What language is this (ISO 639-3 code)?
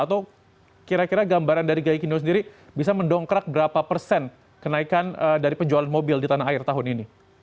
ind